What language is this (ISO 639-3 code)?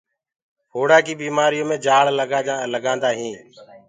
ggg